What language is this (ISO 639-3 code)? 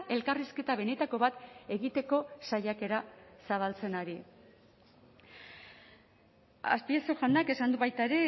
eus